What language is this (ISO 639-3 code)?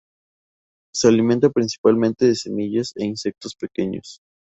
spa